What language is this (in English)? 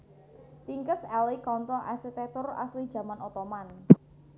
Javanese